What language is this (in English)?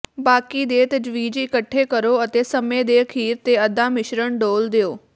Punjabi